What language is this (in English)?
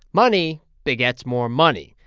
English